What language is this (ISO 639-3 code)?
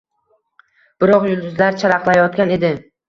uzb